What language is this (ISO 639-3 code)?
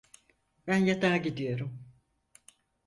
tur